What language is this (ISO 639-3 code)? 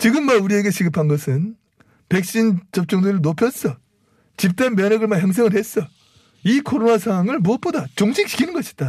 kor